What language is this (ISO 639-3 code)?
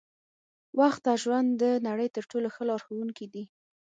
pus